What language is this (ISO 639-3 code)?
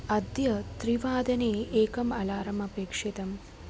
san